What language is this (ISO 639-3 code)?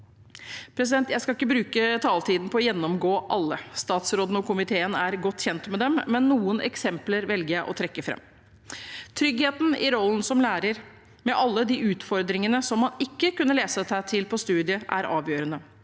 nor